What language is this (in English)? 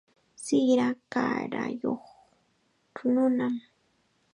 Chiquián Ancash Quechua